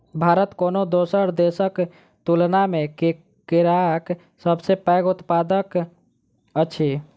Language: Maithili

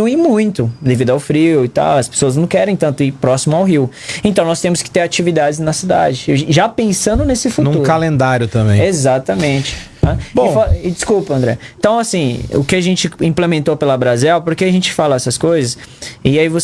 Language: Portuguese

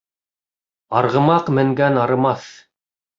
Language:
Bashkir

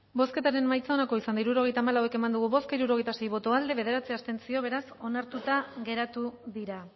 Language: Basque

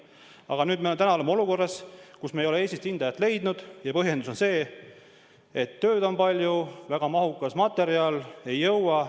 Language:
Estonian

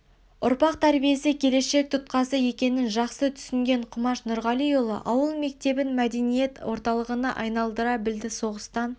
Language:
Kazakh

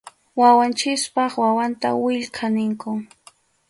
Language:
Arequipa-La Unión Quechua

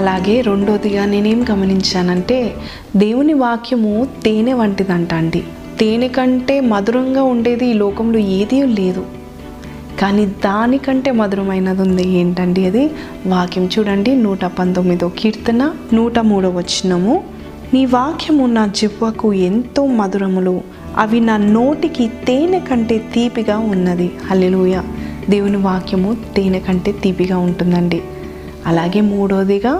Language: Telugu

